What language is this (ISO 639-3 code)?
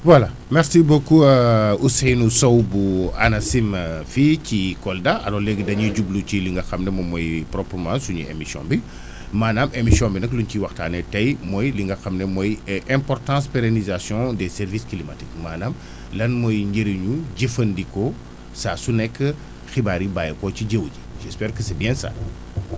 wol